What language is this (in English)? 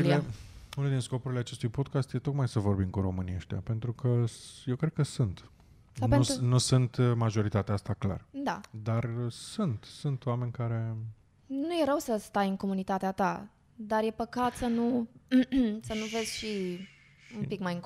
Romanian